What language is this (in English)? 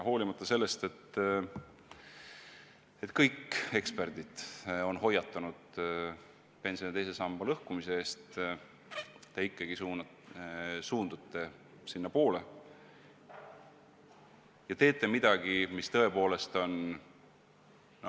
Estonian